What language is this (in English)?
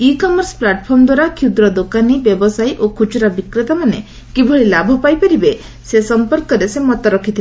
Odia